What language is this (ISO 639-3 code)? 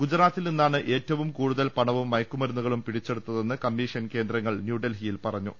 mal